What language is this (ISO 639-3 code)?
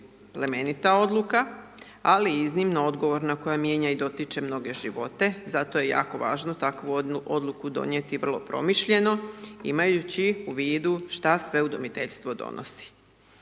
hrv